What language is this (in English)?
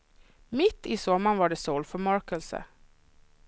Swedish